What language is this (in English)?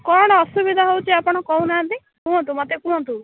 Odia